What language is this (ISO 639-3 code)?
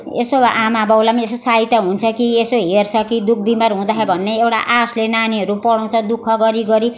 nep